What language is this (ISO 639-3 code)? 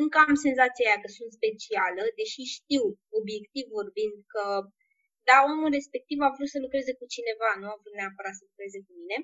ron